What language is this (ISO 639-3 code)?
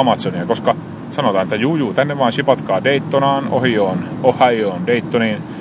fin